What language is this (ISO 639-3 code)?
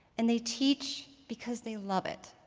eng